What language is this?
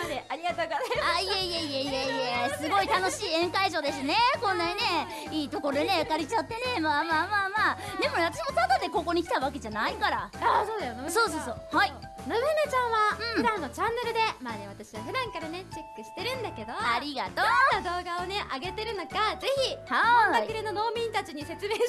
Japanese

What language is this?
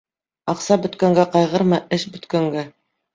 Bashkir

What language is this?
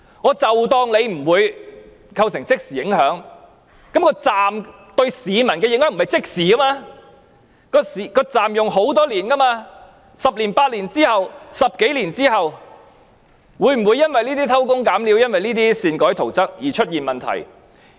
Cantonese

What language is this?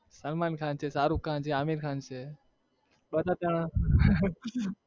Gujarati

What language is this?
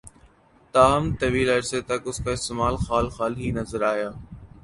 Urdu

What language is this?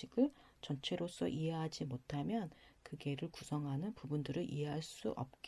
Korean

